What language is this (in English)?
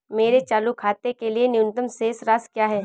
Hindi